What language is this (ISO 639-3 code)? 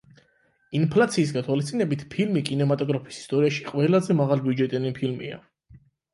kat